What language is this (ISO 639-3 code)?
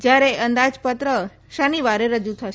guj